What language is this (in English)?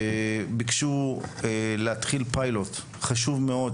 Hebrew